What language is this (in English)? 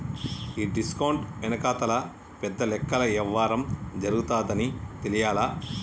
Telugu